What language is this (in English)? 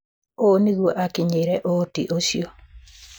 Kikuyu